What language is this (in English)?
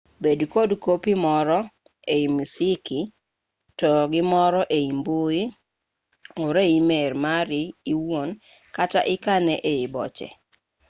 Luo (Kenya and Tanzania)